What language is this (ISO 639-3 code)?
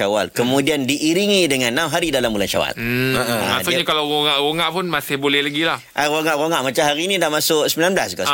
msa